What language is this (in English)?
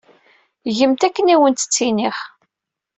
Kabyle